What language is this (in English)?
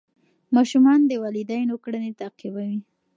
Pashto